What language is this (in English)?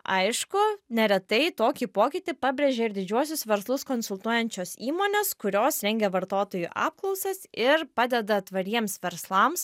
Lithuanian